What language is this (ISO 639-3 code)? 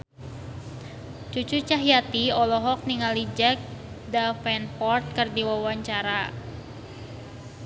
sun